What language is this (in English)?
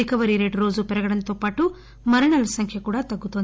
Telugu